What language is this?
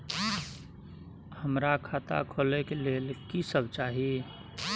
Maithili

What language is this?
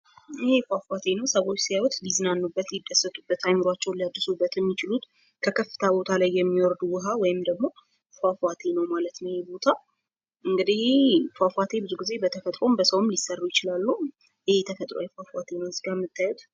Amharic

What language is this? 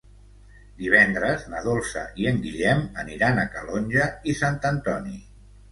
Catalan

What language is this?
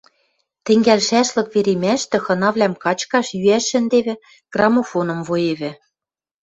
Western Mari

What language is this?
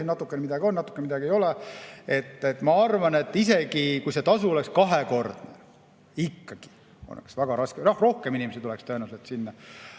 Estonian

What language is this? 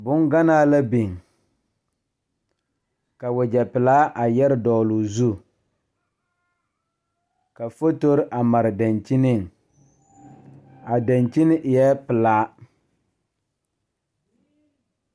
Southern Dagaare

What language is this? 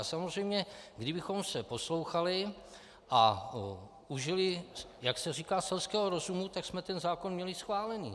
Czech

